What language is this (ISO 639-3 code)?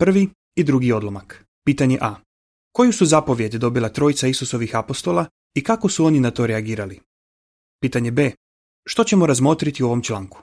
hrv